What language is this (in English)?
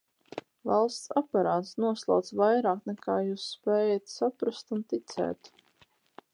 Latvian